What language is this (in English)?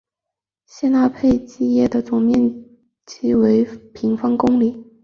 Chinese